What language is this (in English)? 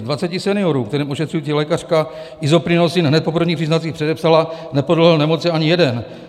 Czech